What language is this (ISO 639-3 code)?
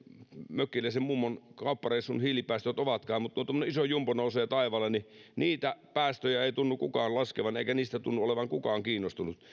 fin